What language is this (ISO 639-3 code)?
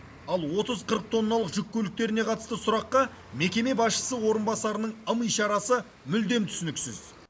kaz